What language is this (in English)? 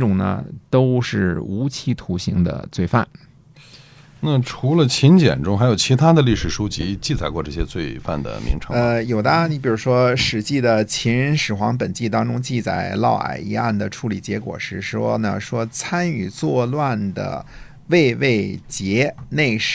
Chinese